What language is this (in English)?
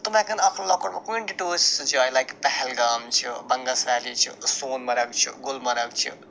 Kashmiri